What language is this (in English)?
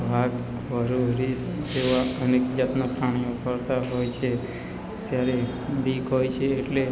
Gujarati